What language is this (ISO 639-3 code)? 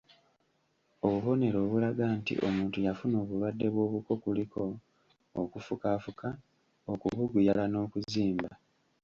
lug